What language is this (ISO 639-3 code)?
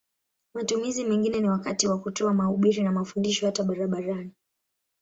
swa